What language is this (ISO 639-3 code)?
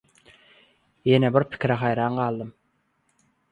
tuk